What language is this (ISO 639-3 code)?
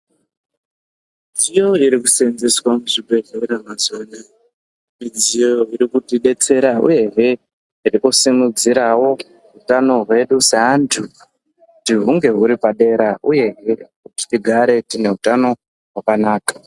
ndc